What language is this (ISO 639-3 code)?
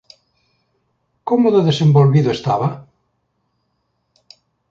glg